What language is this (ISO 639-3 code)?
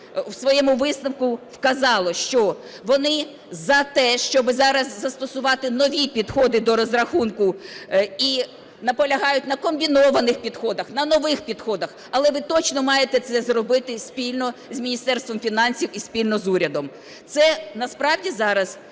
ukr